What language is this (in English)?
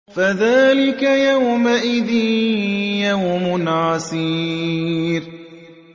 Arabic